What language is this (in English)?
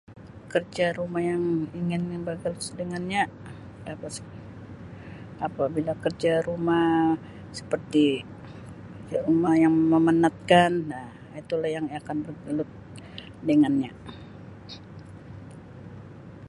Sabah Malay